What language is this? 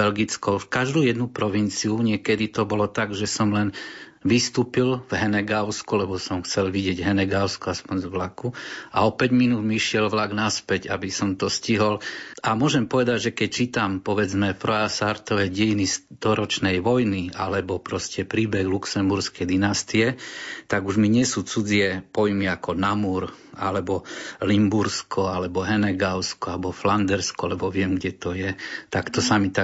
Slovak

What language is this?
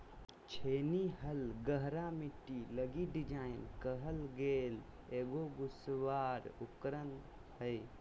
Magahi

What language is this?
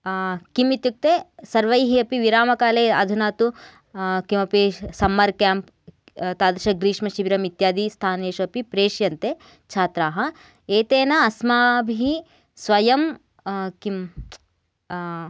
Sanskrit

